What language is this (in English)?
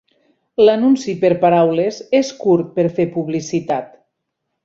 Catalan